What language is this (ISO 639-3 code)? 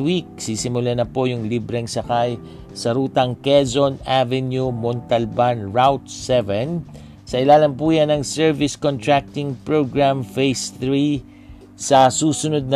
fil